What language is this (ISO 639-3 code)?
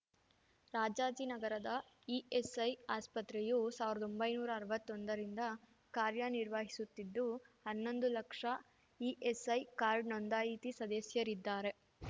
kan